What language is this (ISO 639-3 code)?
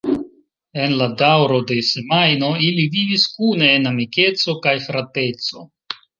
epo